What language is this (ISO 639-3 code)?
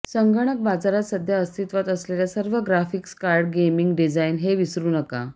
mar